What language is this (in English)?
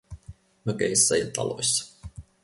Finnish